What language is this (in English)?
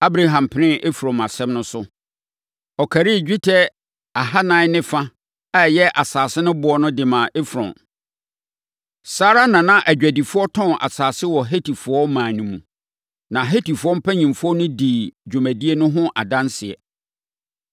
Akan